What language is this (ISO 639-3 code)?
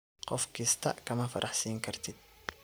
som